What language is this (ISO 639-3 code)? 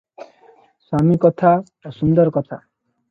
ori